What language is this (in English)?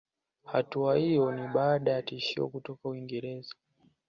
Swahili